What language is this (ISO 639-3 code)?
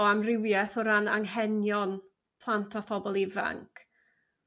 cym